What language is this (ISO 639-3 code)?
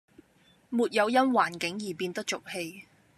yue